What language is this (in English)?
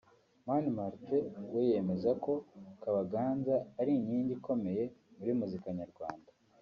Kinyarwanda